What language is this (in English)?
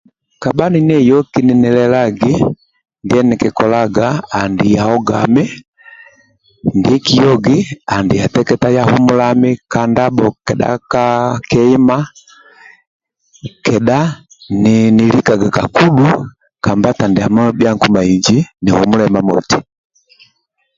Amba (Uganda)